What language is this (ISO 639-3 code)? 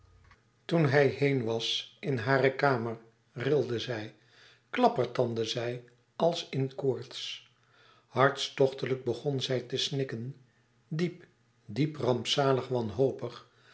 nld